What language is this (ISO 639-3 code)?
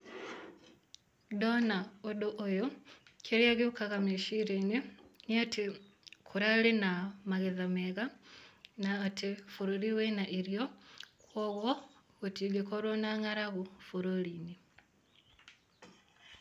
kik